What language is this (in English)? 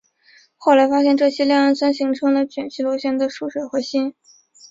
Chinese